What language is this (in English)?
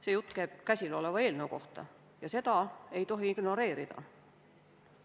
Estonian